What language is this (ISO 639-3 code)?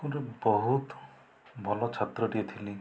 ori